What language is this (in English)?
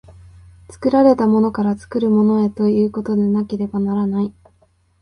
Japanese